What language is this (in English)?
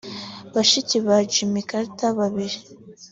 Kinyarwanda